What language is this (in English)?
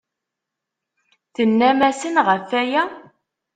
Kabyle